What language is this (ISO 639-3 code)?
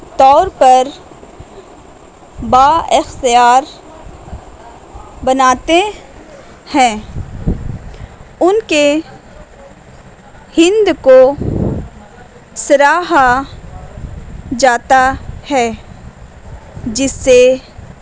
urd